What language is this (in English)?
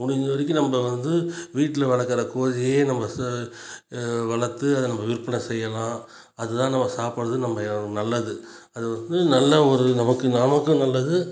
Tamil